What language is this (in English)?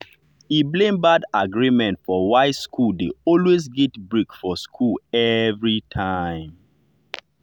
Nigerian Pidgin